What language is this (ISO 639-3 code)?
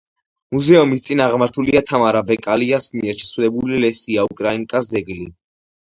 kat